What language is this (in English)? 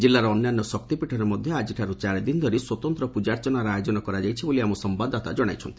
Odia